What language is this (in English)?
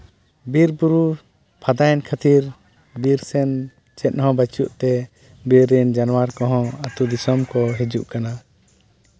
Santali